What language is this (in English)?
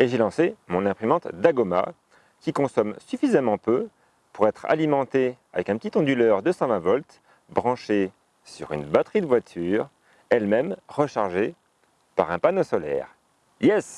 French